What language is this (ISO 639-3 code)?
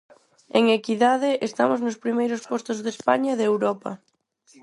glg